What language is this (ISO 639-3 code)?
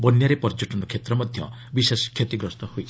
ori